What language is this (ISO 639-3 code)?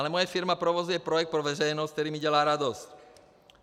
ces